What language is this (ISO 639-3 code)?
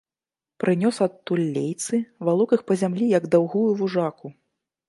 bel